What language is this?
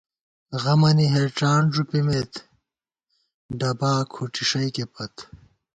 Gawar-Bati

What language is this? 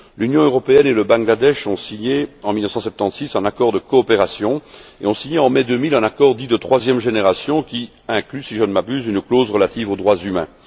French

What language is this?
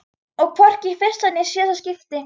Icelandic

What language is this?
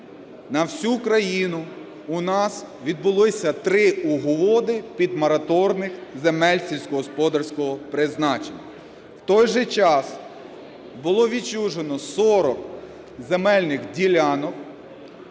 Ukrainian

